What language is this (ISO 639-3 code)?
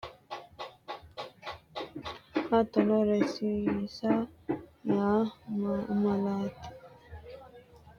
sid